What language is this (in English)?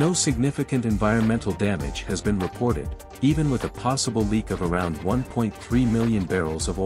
English